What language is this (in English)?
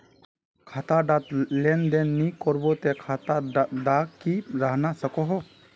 Magahi